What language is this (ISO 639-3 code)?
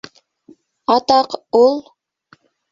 bak